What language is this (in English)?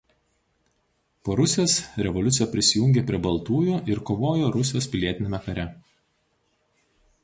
Lithuanian